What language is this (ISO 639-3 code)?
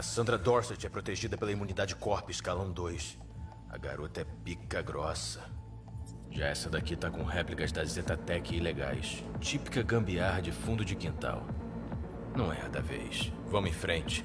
por